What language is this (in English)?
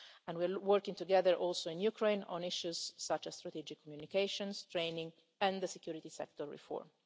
English